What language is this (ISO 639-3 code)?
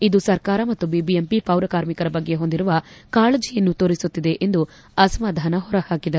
kan